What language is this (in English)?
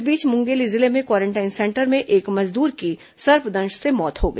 Hindi